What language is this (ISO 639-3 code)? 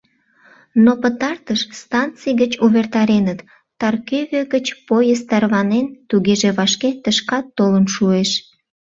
chm